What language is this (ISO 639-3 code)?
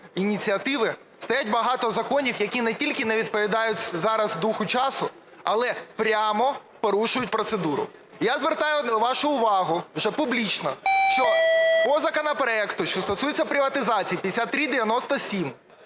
ukr